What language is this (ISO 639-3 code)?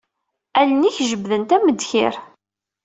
kab